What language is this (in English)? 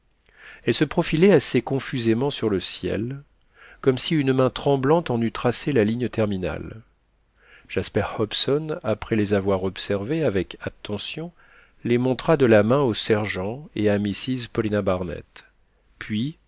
French